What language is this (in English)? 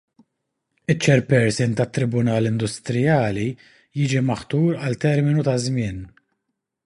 Maltese